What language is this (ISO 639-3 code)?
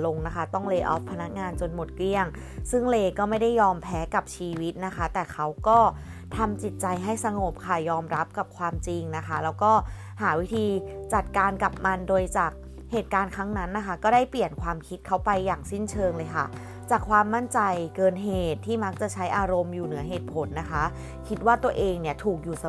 tha